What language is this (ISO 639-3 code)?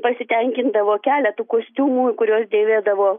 lit